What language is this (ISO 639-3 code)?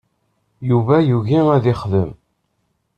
kab